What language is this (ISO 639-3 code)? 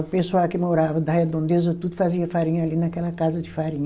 por